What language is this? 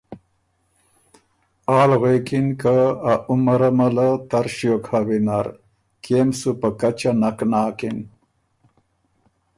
Ormuri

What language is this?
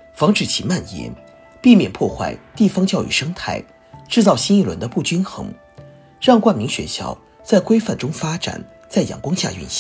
Chinese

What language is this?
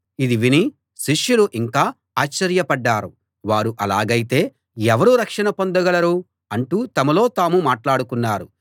Telugu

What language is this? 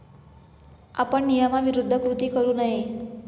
Marathi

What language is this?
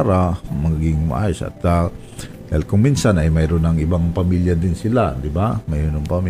Filipino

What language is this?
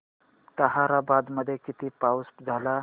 Marathi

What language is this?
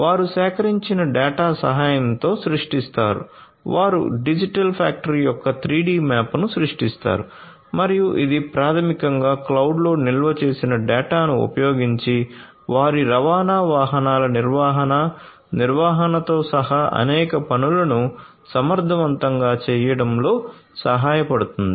Telugu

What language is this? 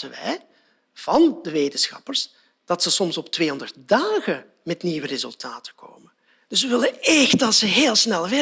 Dutch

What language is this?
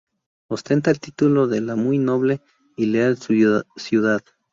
Spanish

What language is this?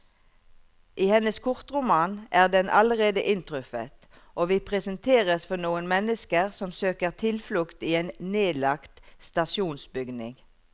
Norwegian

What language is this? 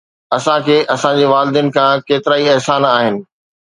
Sindhi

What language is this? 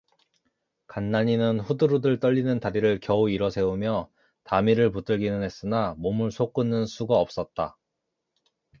Korean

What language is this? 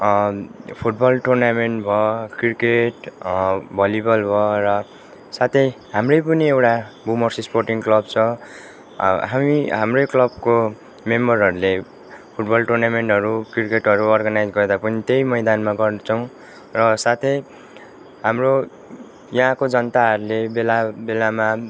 Nepali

